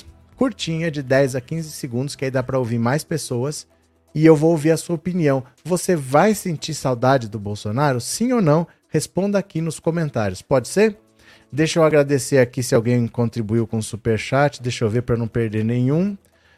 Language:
Portuguese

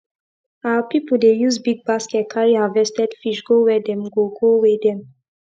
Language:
Nigerian Pidgin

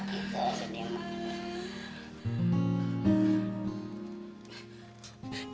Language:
Indonesian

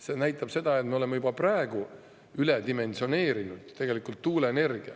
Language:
Estonian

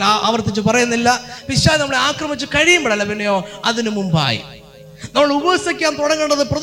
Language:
Malayalam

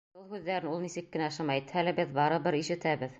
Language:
Bashkir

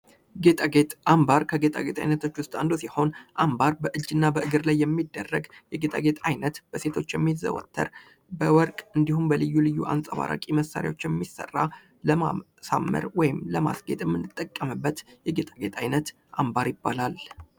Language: Amharic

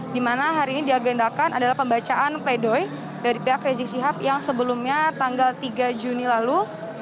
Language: Indonesian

